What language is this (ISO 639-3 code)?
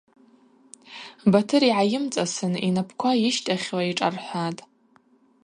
abq